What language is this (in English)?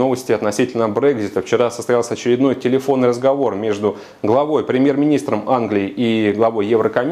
Russian